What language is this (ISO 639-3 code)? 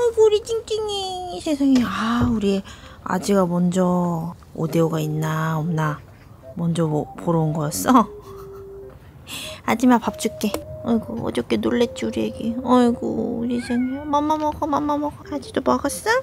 kor